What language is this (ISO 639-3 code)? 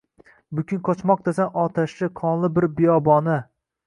uzb